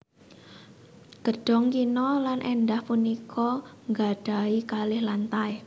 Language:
Javanese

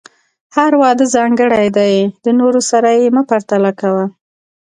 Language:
Pashto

